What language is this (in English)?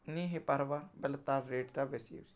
Odia